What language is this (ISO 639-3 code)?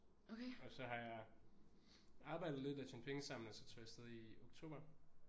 dan